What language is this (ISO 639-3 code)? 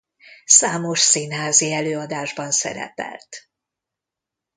hun